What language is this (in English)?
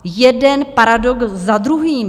Czech